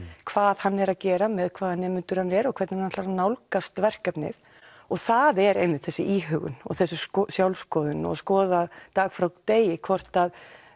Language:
Icelandic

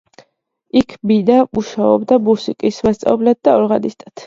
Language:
Georgian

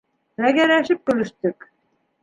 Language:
Bashkir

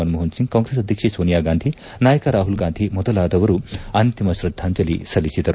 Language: Kannada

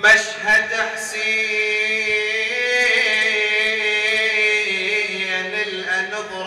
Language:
Arabic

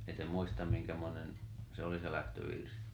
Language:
Finnish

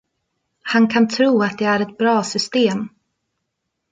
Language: Swedish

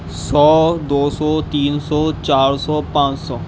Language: Urdu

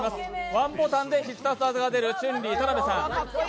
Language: Japanese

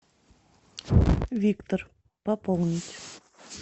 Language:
Russian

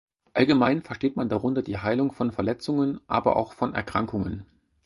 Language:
German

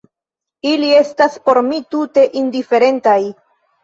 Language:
Esperanto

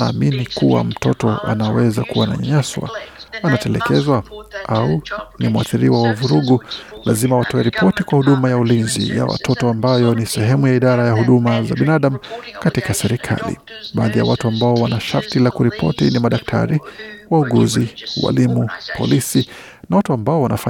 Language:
Swahili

